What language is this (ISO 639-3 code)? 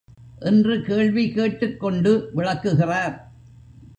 tam